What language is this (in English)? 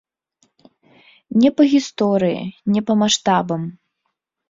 Belarusian